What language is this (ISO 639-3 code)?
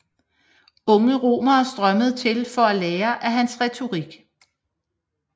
dan